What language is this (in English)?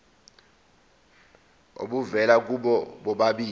Zulu